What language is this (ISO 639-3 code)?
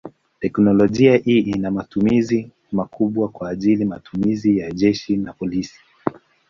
swa